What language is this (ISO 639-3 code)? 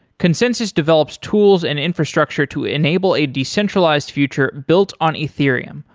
eng